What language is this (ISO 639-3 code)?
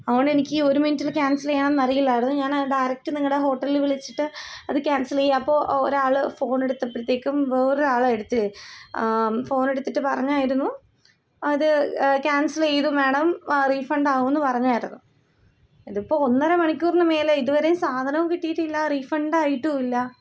mal